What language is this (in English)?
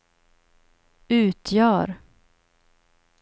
Swedish